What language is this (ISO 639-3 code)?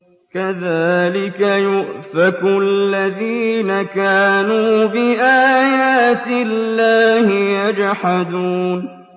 ara